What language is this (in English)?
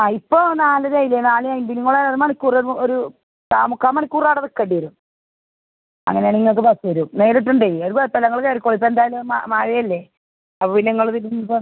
Malayalam